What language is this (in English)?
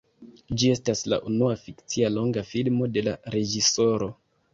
Esperanto